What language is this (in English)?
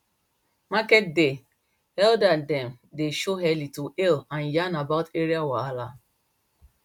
Nigerian Pidgin